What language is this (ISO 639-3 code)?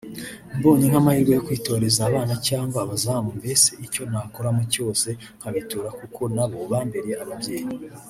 kin